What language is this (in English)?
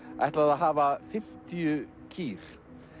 Icelandic